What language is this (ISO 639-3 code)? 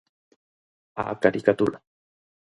glg